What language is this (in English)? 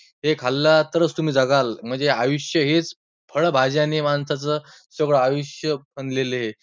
Marathi